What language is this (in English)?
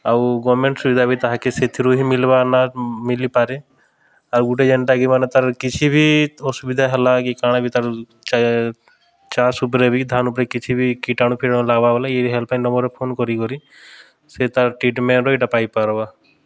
Odia